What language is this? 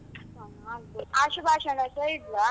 Kannada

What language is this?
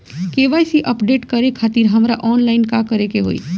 Bhojpuri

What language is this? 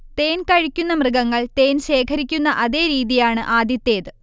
Malayalam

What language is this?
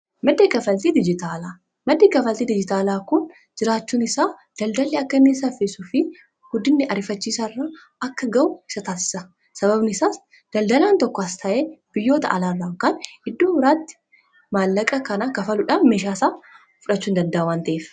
Oromo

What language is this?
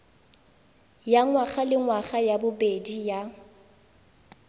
Tswana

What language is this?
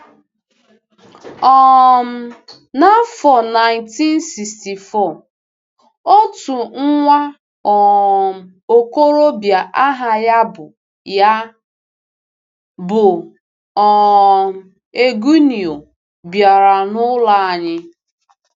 Igbo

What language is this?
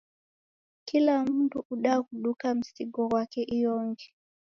Taita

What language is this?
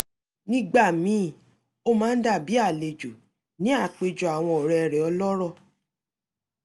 Yoruba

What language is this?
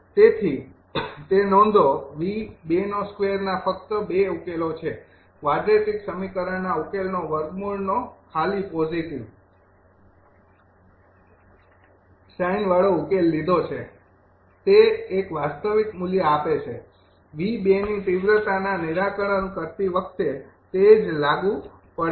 Gujarati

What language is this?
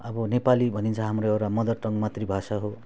Nepali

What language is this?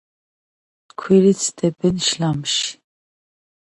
Georgian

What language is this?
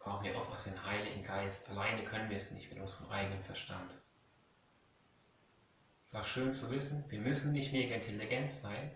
German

